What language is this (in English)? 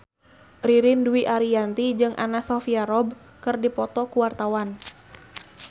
Sundanese